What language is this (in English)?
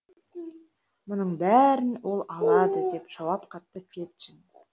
Kazakh